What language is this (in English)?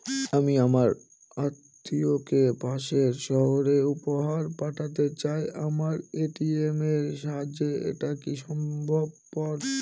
Bangla